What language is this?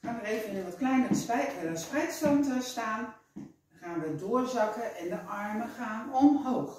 Dutch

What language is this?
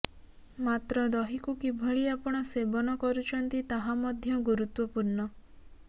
Odia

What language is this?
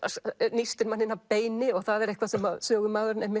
Icelandic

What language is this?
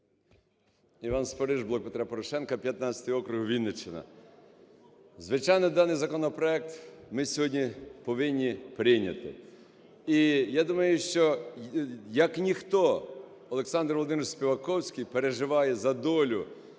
Ukrainian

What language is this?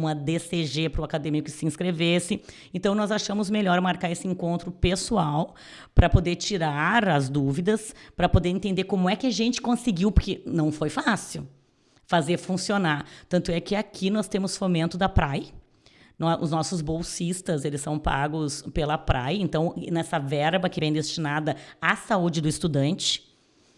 Portuguese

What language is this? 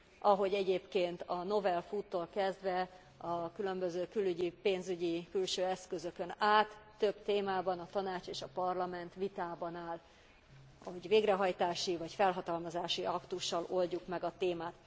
Hungarian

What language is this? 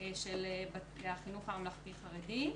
Hebrew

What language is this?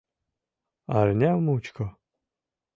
Mari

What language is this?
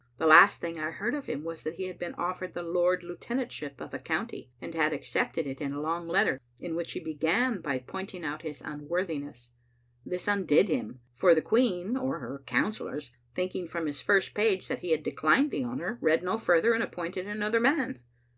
English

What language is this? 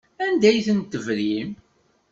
Kabyle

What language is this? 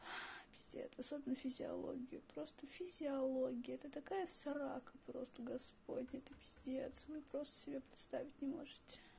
Russian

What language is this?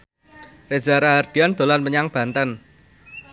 Javanese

